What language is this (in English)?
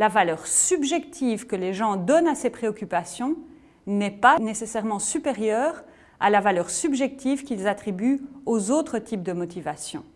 French